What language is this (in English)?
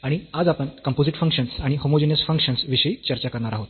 Marathi